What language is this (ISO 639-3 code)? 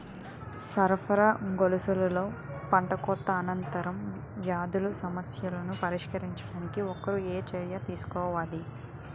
tel